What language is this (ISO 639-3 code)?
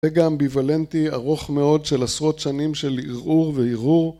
heb